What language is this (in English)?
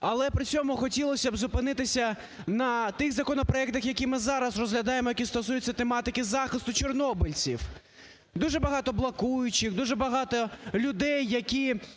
Ukrainian